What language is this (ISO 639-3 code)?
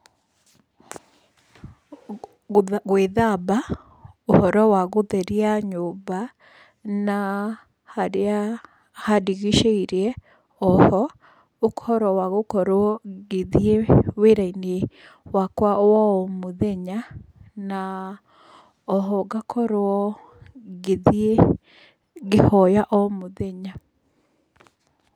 kik